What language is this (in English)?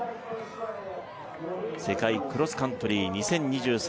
Japanese